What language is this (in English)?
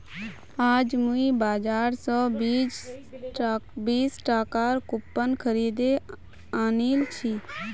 Magahi